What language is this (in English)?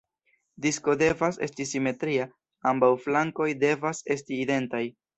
Esperanto